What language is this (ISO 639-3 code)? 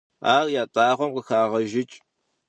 kbd